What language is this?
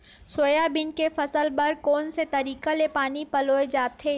Chhattisgarhi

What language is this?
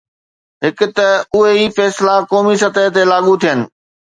Sindhi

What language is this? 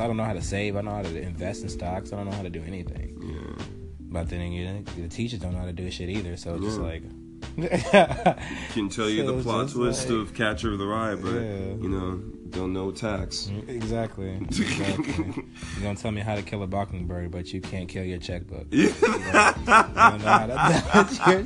English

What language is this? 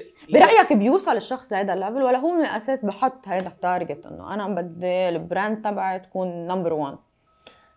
Arabic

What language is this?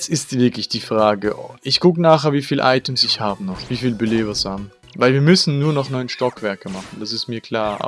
German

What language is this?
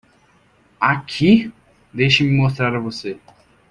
Portuguese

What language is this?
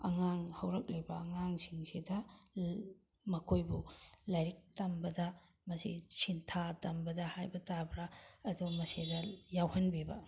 Manipuri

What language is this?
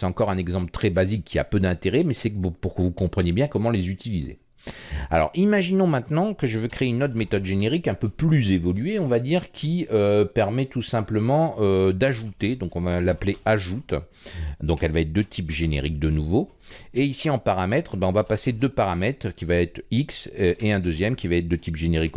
French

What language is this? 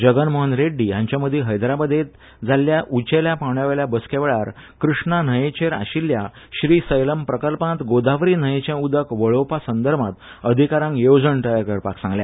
Konkani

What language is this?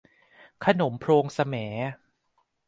Thai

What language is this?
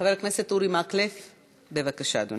Hebrew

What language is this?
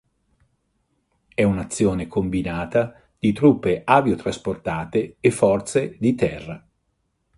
Italian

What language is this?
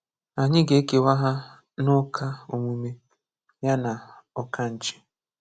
Igbo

